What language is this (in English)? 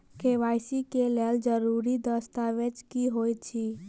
Maithili